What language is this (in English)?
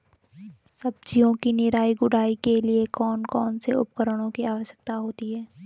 Hindi